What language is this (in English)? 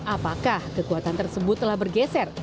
Indonesian